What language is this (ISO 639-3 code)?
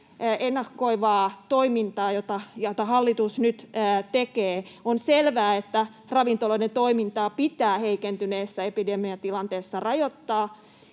fin